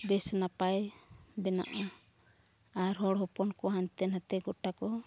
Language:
Santali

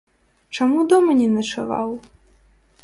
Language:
Belarusian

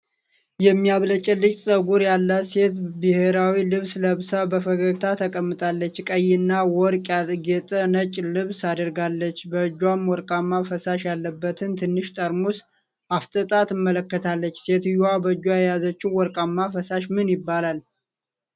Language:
Amharic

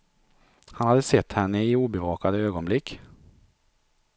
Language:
Swedish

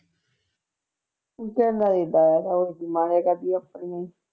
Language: Punjabi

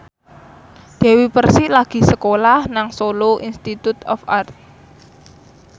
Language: Javanese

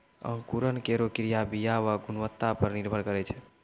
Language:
Maithili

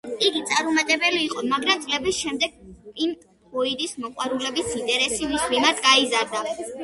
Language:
Georgian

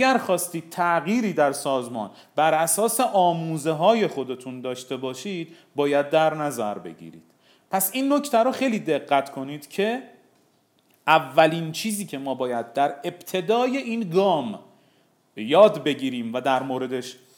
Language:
Persian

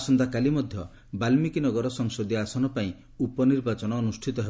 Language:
Odia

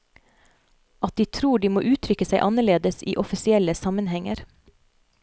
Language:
Norwegian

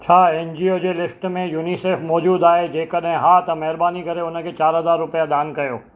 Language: Sindhi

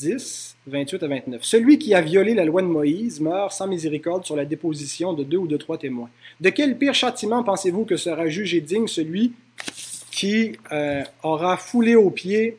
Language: French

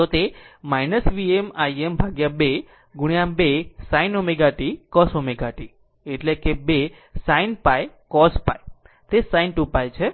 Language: Gujarati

